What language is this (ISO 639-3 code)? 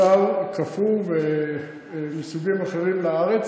heb